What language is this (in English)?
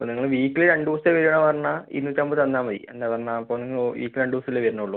Malayalam